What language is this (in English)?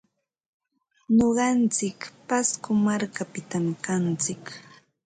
Ambo-Pasco Quechua